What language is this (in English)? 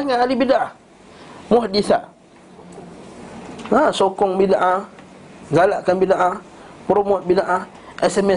Malay